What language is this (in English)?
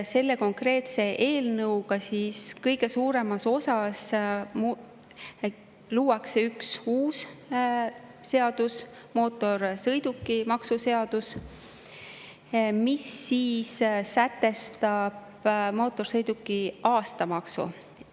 Estonian